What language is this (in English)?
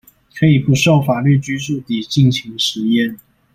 Chinese